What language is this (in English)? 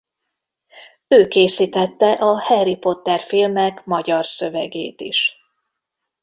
Hungarian